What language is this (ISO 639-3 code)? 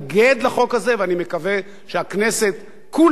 heb